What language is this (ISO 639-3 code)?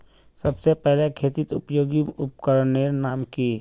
mag